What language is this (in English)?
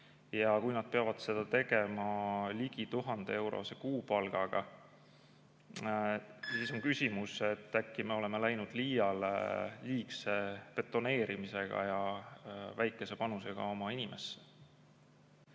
Estonian